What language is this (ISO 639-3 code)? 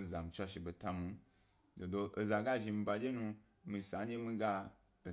gby